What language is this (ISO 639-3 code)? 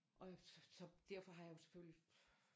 dan